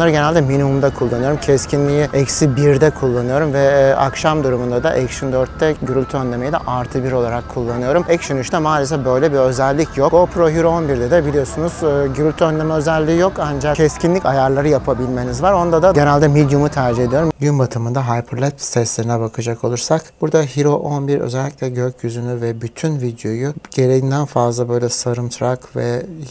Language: Turkish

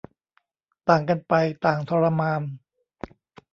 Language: Thai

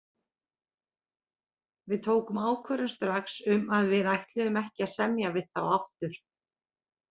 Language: Icelandic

